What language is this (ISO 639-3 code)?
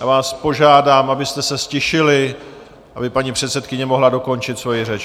ces